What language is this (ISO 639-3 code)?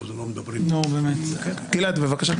heb